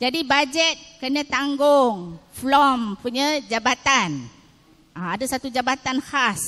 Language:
Malay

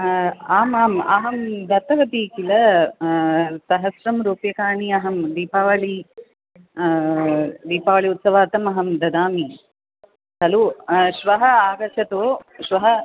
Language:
Sanskrit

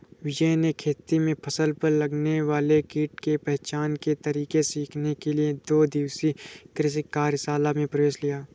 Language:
Hindi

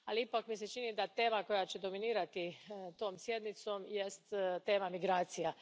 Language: Croatian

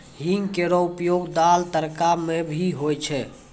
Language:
Maithili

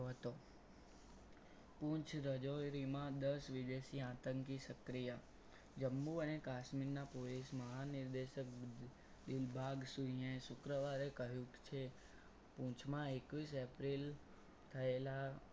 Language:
Gujarati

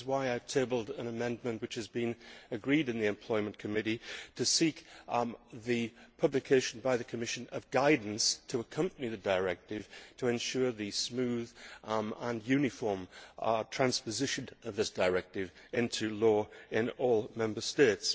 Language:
English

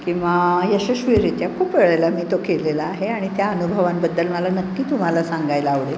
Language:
Marathi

